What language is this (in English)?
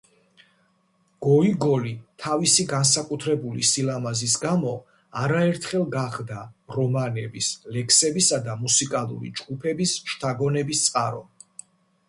Georgian